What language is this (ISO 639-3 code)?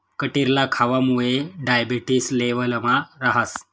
mar